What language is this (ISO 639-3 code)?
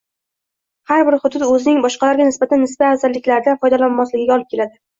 uzb